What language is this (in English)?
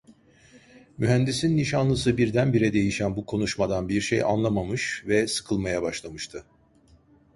Turkish